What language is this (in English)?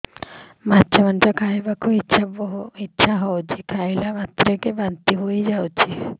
Odia